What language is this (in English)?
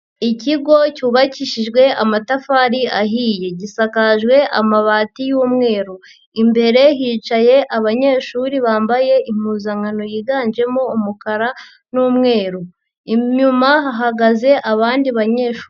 Kinyarwanda